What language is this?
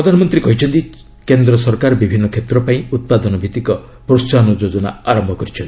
Odia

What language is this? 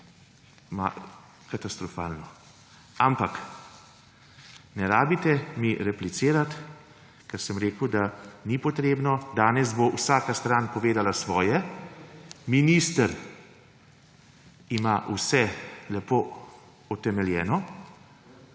Slovenian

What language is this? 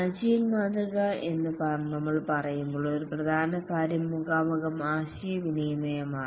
Malayalam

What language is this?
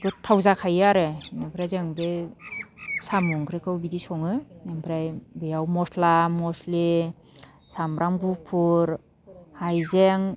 Bodo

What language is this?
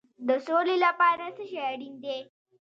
Pashto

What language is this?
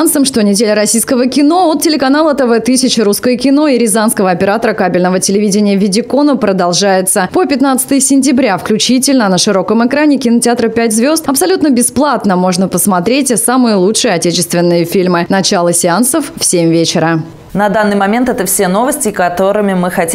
Russian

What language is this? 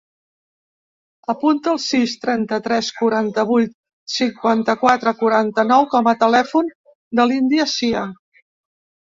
Catalan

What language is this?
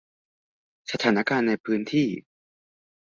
Thai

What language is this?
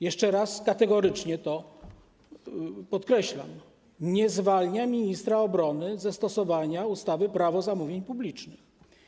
Polish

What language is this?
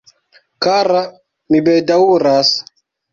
Esperanto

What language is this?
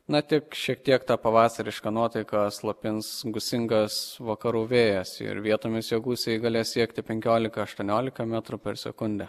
Lithuanian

